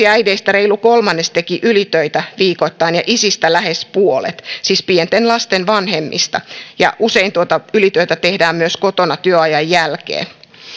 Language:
Finnish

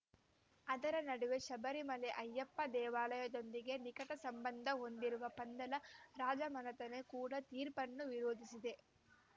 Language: Kannada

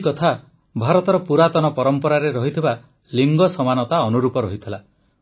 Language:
Odia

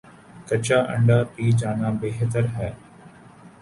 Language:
Urdu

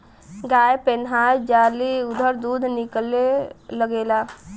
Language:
Bhojpuri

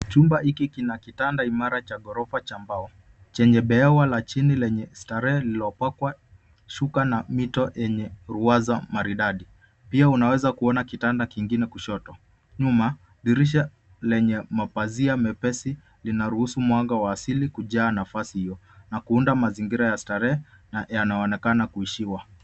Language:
Swahili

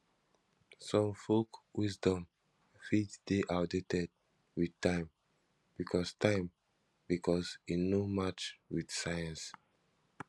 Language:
Nigerian Pidgin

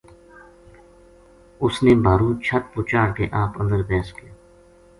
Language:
Gujari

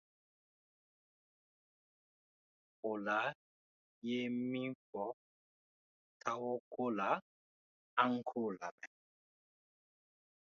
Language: Dyula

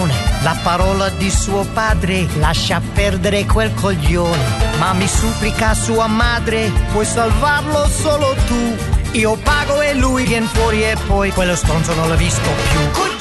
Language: Hungarian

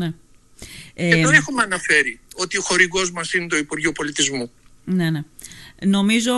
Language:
Greek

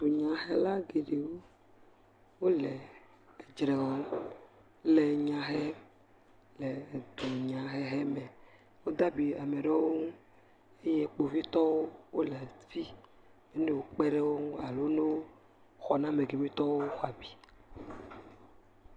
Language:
Ewe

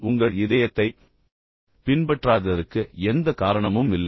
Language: Tamil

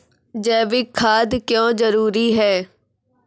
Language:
Maithili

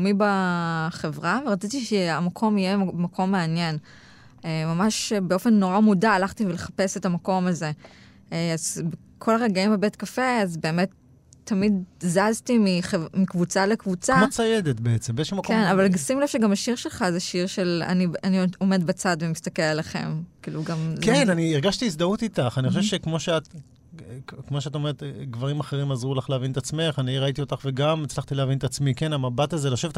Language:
Hebrew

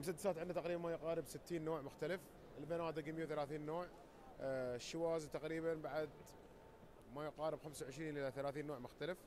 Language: Arabic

